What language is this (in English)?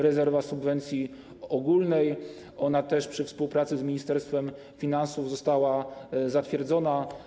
Polish